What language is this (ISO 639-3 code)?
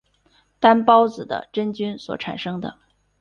zho